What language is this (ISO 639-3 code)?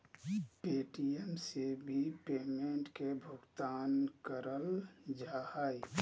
mag